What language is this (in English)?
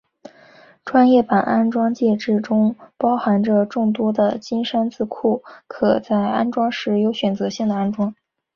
Chinese